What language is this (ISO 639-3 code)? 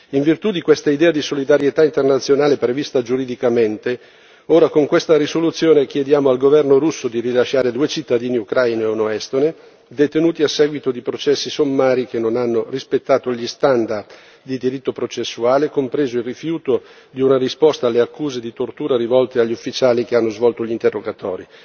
ita